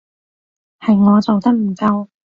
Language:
Cantonese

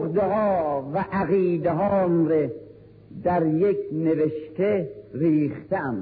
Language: Persian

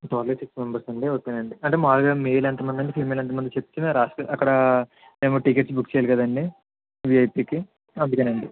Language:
Telugu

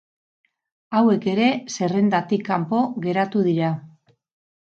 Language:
Basque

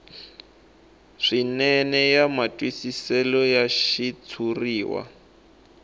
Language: Tsonga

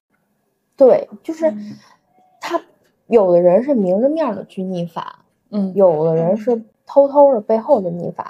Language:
Chinese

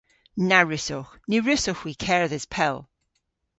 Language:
Cornish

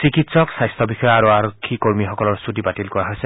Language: Assamese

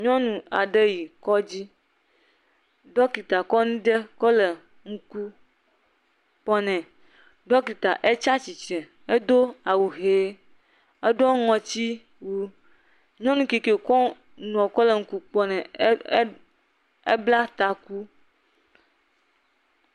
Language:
Ewe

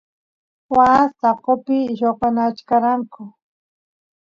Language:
Santiago del Estero Quichua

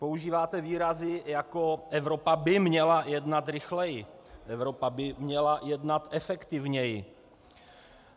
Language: Czech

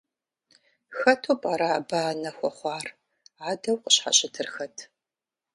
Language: Kabardian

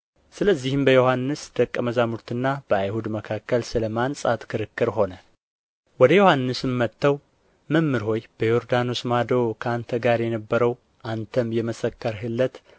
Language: Amharic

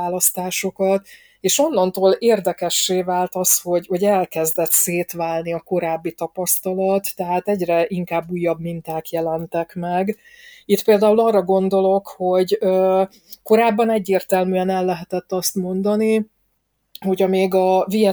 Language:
Hungarian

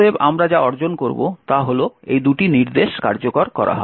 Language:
Bangla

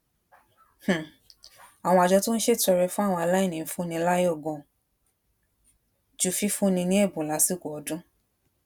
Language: Yoruba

